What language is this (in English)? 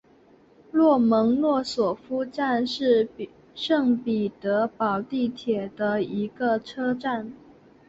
Chinese